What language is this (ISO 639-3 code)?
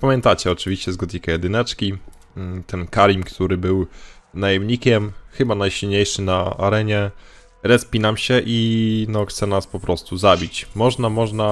pol